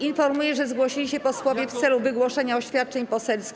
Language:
Polish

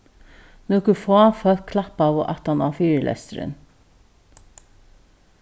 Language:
Faroese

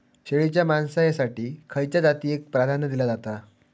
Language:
Marathi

